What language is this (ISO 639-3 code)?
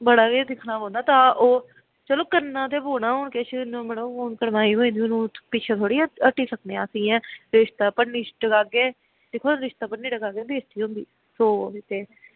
doi